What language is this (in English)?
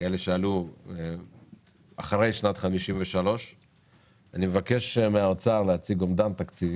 Hebrew